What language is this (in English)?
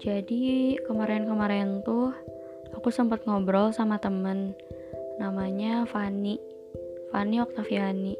Indonesian